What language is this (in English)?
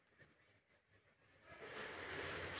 Maithili